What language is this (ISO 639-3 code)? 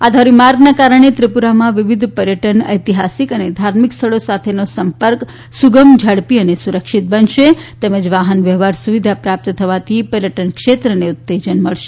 guj